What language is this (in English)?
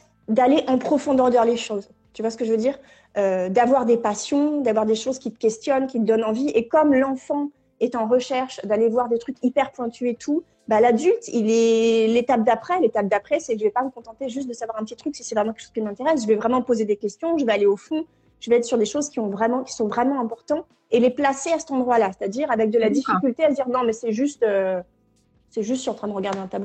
French